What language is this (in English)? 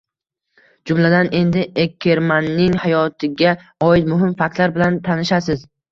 Uzbek